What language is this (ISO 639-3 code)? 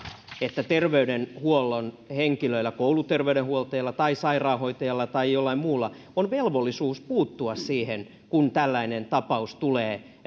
fin